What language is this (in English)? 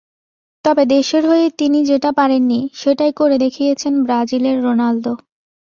Bangla